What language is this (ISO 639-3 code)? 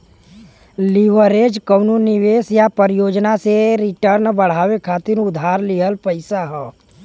bho